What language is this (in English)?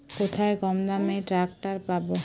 Bangla